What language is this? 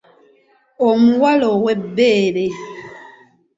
Ganda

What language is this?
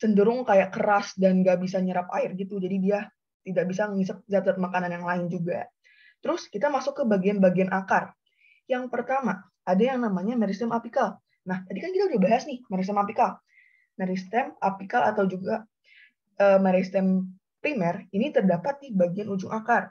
Indonesian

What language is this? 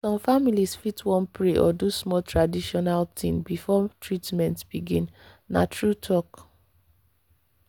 Nigerian Pidgin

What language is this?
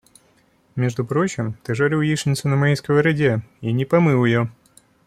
Russian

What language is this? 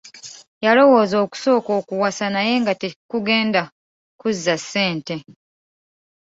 Ganda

